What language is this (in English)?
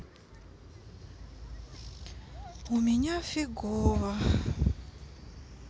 Russian